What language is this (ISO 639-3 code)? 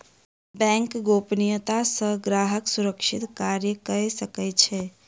mai